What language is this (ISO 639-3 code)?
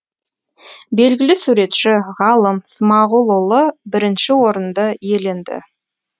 kaz